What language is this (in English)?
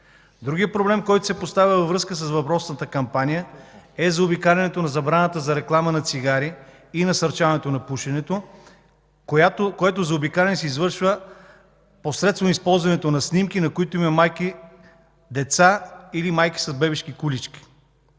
Bulgarian